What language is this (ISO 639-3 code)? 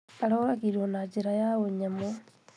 kik